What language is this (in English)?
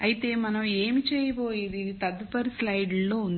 Telugu